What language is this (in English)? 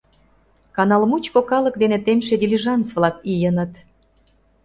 Mari